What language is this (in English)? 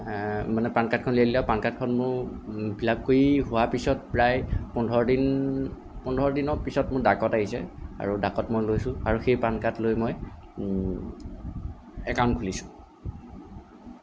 Assamese